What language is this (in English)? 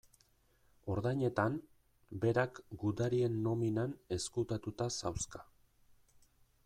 Basque